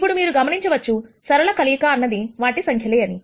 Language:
Telugu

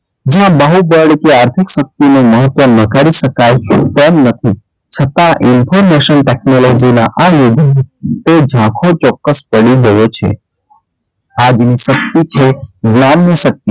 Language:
Gujarati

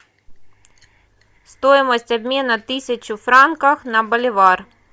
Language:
Russian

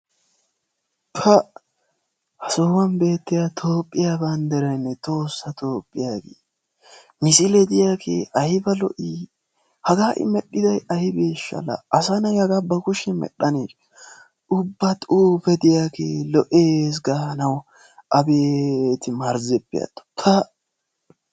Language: Wolaytta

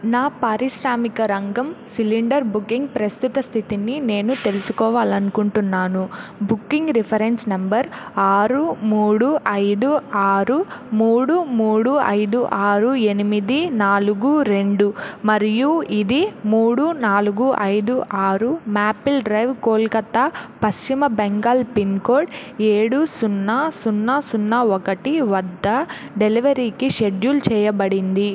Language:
Telugu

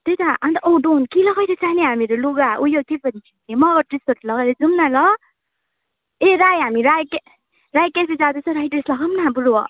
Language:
Nepali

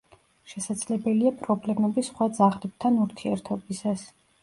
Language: Georgian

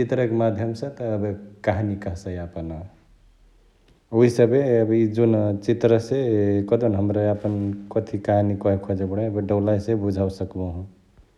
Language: Chitwania Tharu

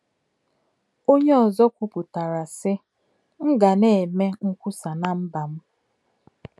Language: Igbo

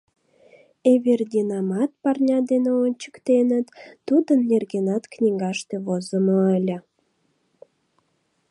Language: Mari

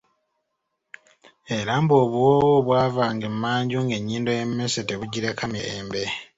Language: Ganda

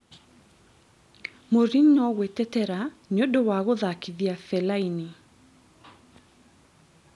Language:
Kikuyu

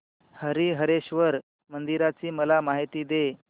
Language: Marathi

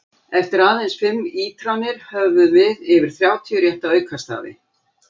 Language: Icelandic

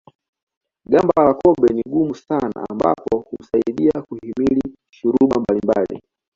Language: Swahili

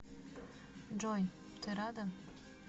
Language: Russian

